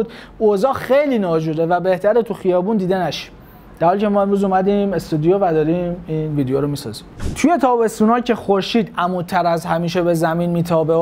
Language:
Persian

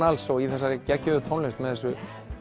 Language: Icelandic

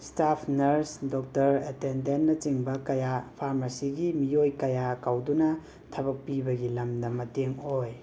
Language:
Manipuri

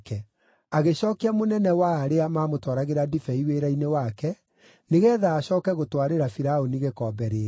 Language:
Kikuyu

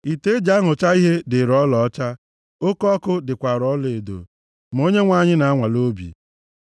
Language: Igbo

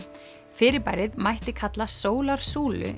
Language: Icelandic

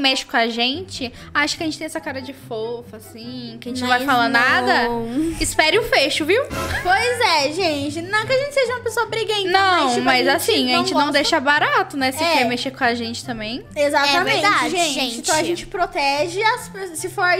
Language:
Portuguese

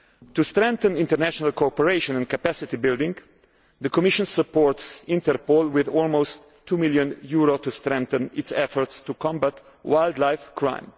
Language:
English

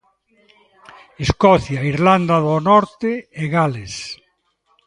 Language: Galician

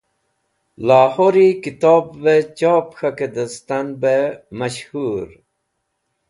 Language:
Wakhi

